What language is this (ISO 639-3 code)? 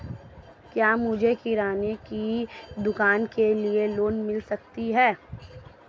hin